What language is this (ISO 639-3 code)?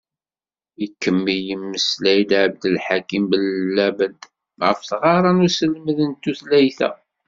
kab